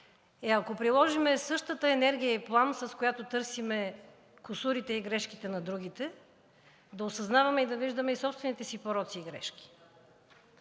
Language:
Bulgarian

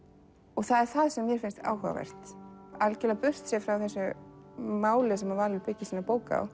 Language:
Icelandic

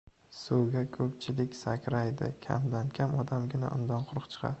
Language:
Uzbek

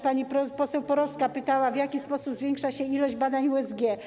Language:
Polish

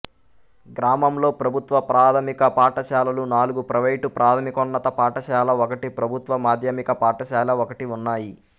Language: Telugu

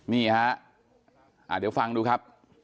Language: Thai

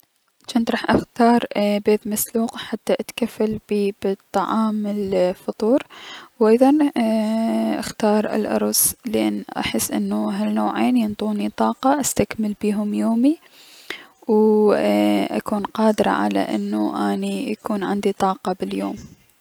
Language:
Mesopotamian Arabic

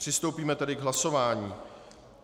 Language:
Czech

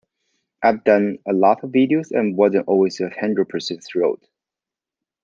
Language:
English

